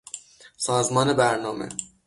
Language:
Persian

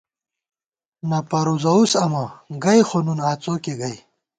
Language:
Gawar-Bati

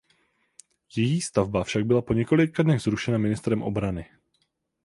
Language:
Czech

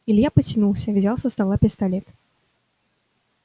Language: Russian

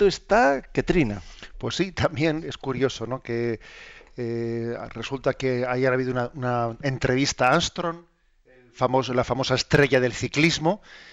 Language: Spanish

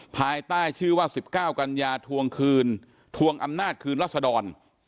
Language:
Thai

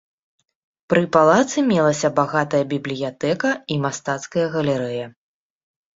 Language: Belarusian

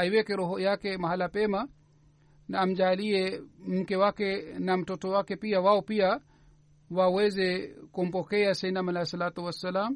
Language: Swahili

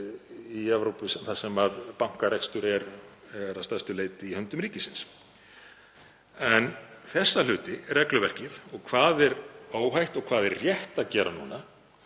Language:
Icelandic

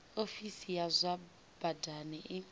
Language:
Venda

